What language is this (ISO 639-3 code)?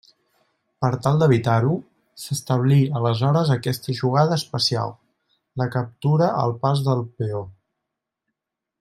cat